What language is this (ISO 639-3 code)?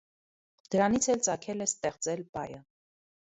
hye